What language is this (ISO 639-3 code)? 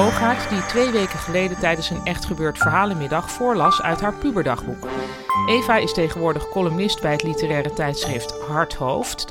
nld